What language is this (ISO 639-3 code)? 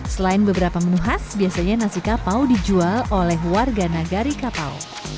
ind